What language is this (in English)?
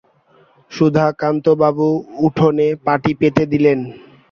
Bangla